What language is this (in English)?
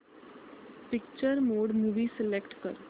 Marathi